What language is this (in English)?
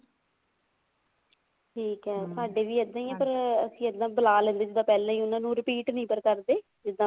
Punjabi